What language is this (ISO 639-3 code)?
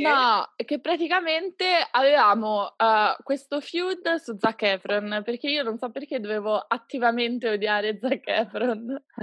ita